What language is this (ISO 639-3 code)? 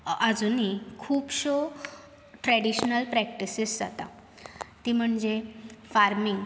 kok